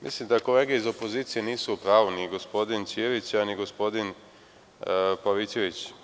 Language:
Serbian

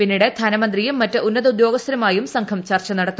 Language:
Malayalam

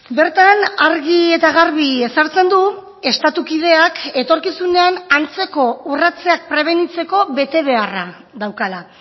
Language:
Basque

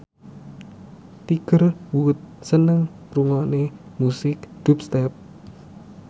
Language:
Javanese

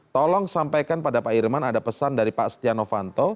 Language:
Indonesian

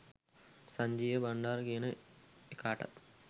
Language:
Sinhala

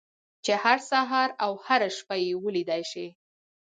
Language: Pashto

